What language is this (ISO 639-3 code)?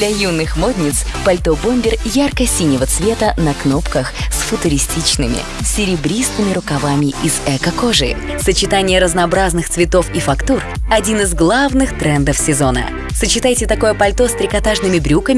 rus